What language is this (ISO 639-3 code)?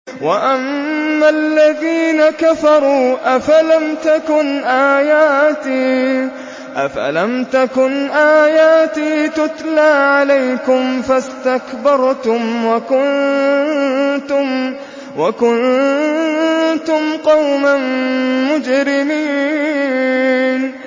ara